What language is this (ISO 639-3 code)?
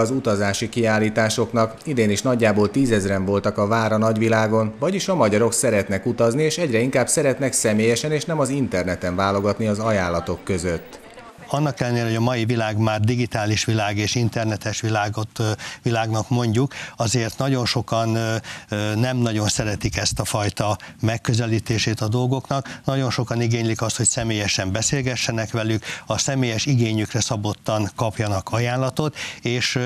hun